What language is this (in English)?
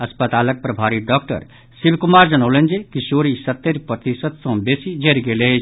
Maithili